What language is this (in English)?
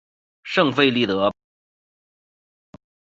Chinese